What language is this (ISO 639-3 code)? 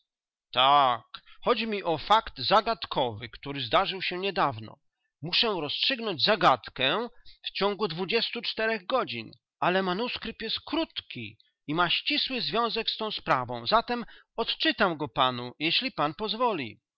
pol